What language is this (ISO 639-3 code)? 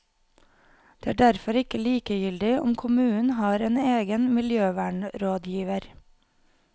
nor